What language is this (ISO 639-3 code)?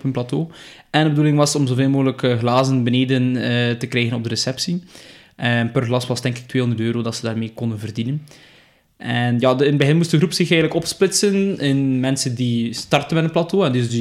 nld